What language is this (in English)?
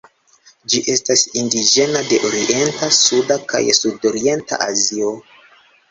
Esperanto